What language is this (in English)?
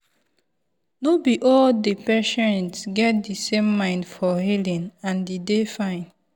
Nigerian Pidgin